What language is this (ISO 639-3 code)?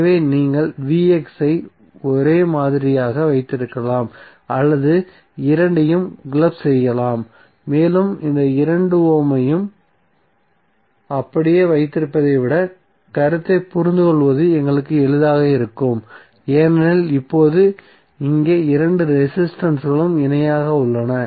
tam